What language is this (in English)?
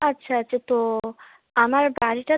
Bangla